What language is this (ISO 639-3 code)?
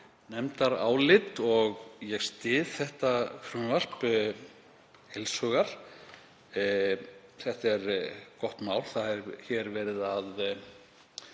isl